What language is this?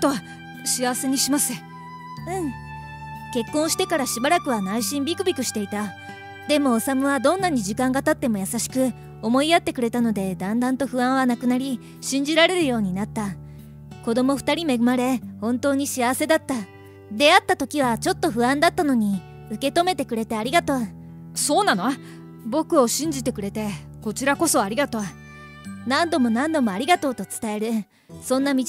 Japanese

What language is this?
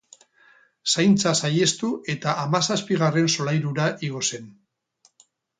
Basque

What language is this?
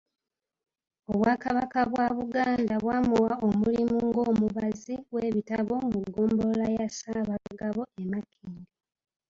Ganda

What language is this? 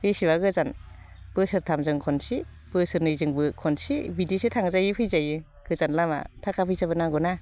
Bodo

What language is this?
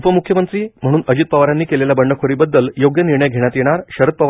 Marathi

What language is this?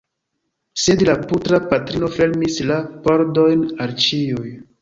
Esperanto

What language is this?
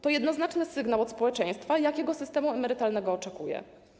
Polish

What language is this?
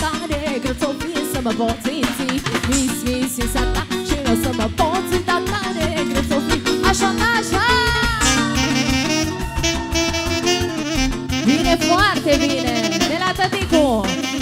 Romanian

